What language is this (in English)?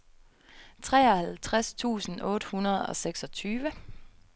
Danish